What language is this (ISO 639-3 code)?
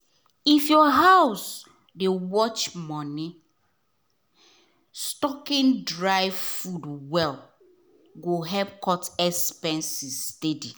pcm